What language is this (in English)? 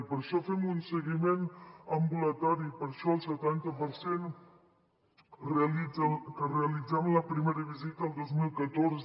Catalan